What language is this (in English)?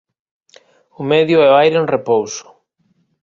Galician